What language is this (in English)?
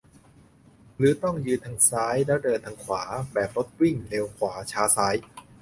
Thai